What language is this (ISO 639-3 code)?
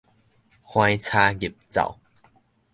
nan